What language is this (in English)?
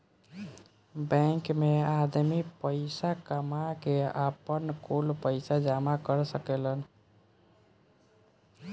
Bhojpuri